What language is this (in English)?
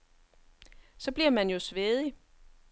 Danish